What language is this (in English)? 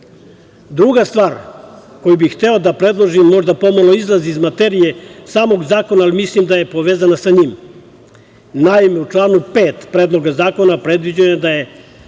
Serbian